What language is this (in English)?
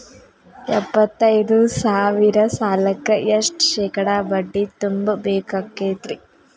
Kannada